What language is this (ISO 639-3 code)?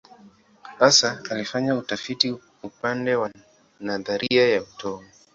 swa